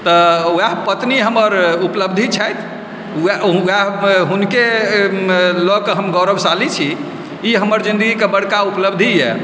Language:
Maithili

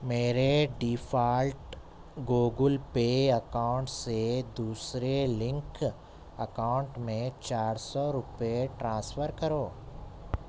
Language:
Urdu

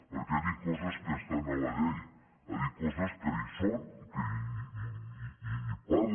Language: Catalan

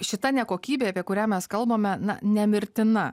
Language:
Lithuanian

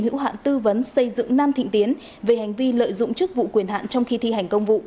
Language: Vietnamese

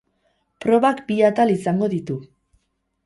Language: Basque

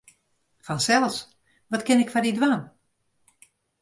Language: Western Frisian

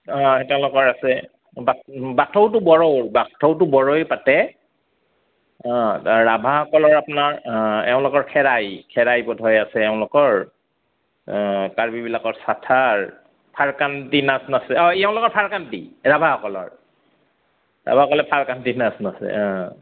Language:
Assamese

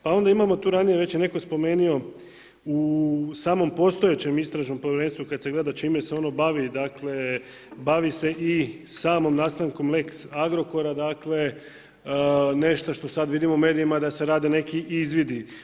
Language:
Croatian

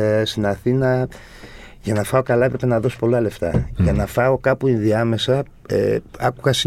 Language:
Greek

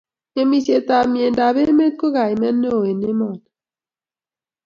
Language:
Kalenjin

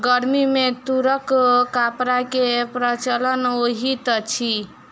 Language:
Maithili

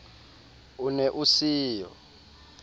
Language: Southern Sotho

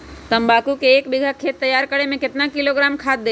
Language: Magahi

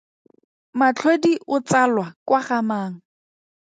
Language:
Tswana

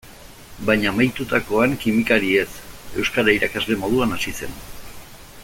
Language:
Basque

